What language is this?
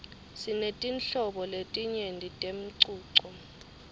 Swati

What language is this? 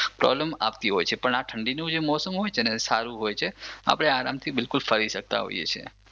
Gujarati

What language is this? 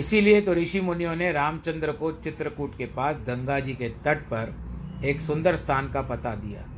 Hindi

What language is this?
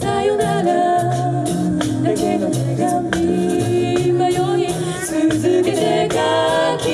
Korean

